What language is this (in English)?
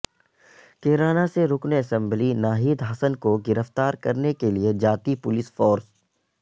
Urdu